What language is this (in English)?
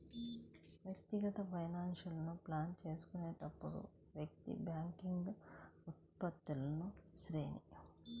Telugu